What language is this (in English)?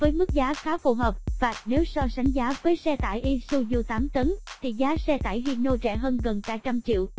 Vietnamese